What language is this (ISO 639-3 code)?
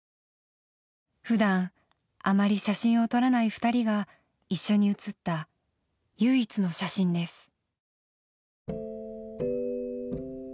jpn